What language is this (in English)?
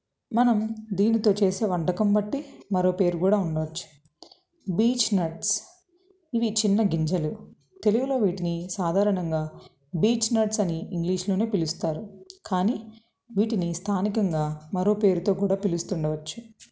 Telugu